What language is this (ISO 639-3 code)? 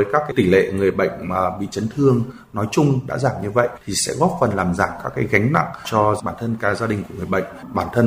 vie